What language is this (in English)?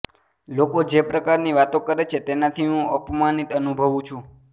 Gujarati